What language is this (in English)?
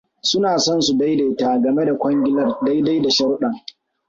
Hausa